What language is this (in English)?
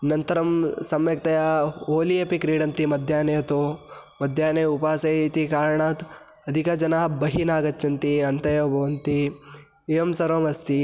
Sanskrit